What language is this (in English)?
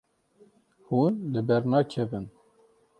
Kurdish